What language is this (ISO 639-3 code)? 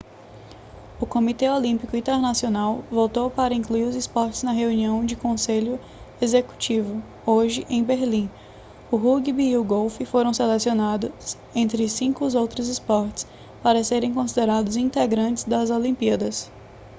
por